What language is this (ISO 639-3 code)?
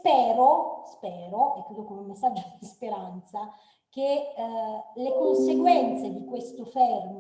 ita